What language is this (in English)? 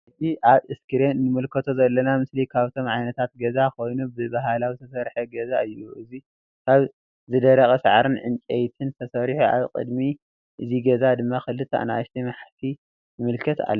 Tigrinya